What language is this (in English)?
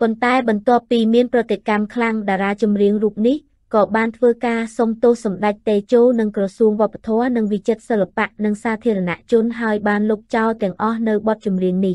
Vietnamese